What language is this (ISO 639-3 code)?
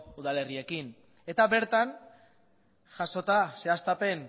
eus